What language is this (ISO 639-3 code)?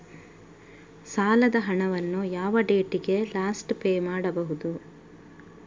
kan